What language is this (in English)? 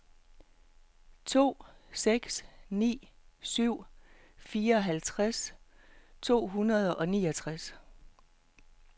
Danish